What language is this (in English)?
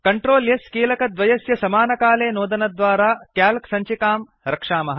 Sanskrit